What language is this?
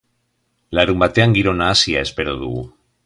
Basque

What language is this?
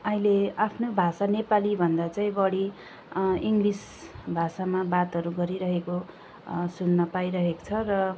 Nepali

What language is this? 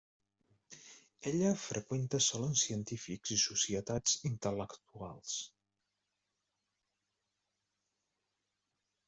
Catalan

